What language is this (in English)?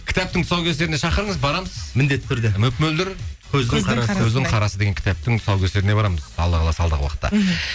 Kazakh